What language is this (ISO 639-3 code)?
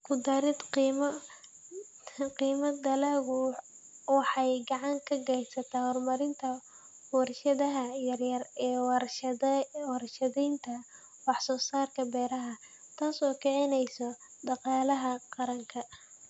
som